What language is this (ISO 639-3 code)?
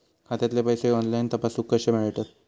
mar